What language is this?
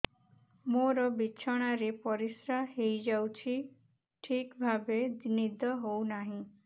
Odia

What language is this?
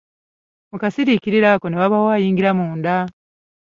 Ganda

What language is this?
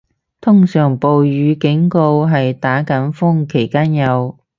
Cantonese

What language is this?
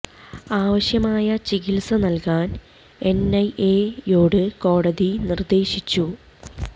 Malayalam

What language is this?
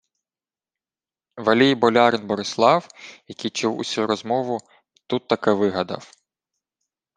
Ukrainian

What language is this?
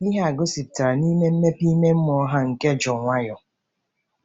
Igbo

